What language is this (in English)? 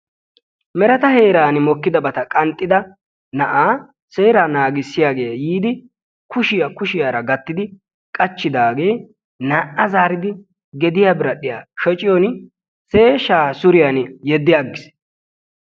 Wolaytta